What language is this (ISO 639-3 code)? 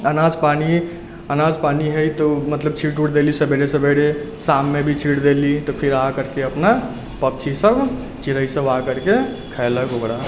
mai